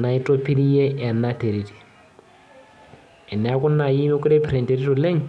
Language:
Masai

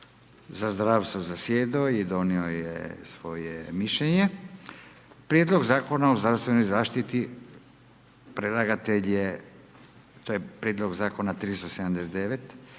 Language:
Croatian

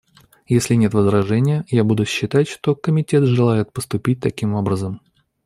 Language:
Russian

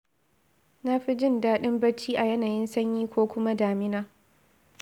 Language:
Hausa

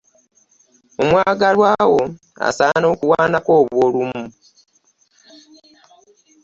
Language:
Ganda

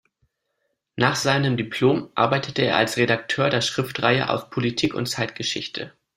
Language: German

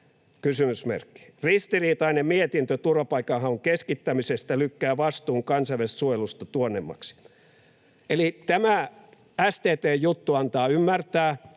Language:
Finnish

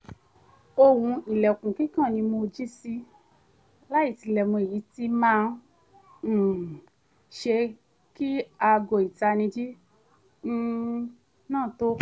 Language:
Yoruba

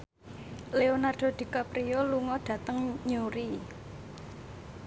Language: Javanese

